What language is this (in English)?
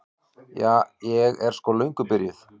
Icelandic